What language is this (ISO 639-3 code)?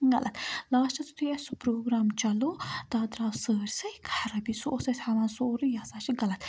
kas